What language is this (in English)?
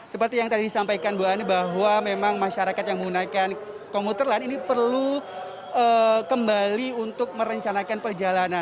Indonesian